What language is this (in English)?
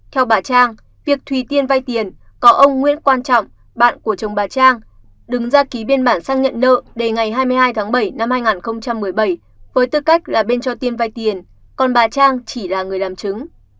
Vietnamese